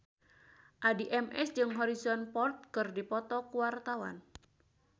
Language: Sundanese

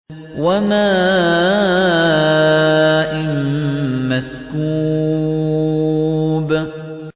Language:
Arabic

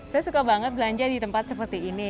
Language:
Indonesian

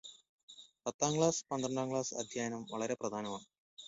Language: Malayalam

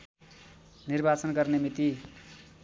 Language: Nepali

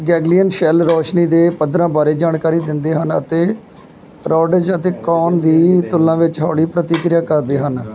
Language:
Punjabi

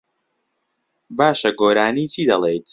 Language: Central Kurdish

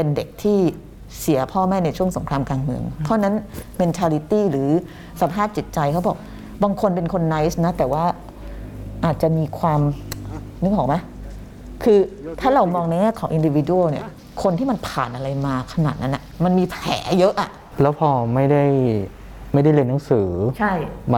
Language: Thai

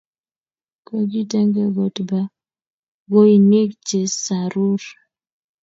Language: Kalenjin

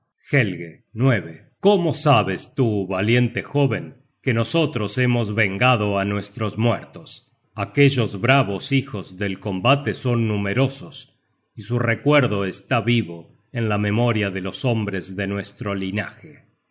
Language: Spanish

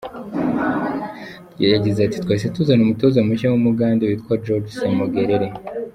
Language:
Kinyarwanda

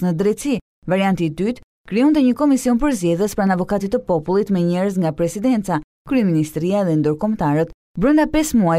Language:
Romanian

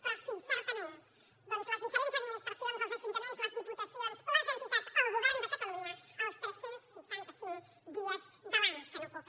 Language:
Catalan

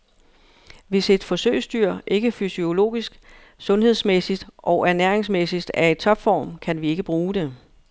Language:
Danish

